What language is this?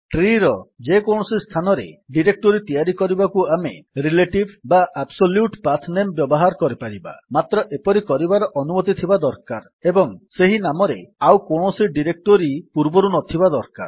Odia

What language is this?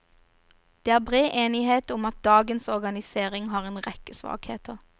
Norwegian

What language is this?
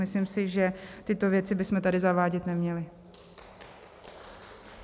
Czech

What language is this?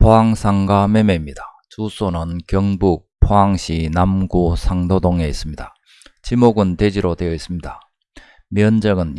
Korean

